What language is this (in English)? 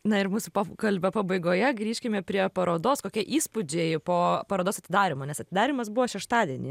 Lithuanian